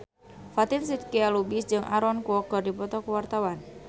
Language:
Sundanese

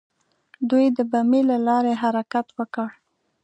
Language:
Pashto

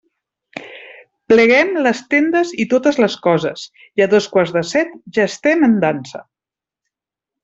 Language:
Catalan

